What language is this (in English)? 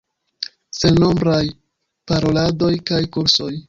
Esperanto